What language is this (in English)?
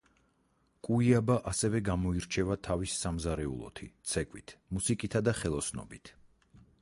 Georgian